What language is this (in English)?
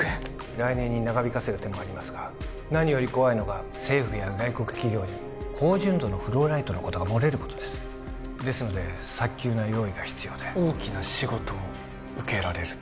Japanese